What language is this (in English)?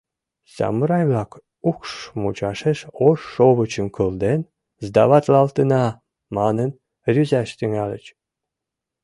Mari